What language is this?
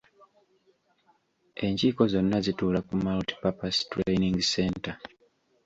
Ganda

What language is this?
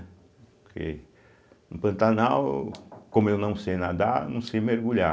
Portuguese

